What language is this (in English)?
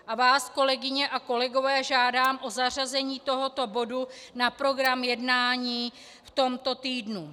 Czech